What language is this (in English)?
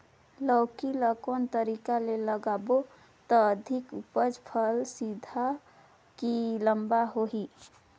Chhattisgarhi